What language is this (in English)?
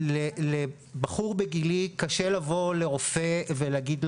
Hebrew